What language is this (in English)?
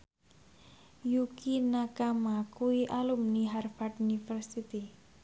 Javanese